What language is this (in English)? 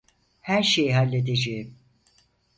Turkish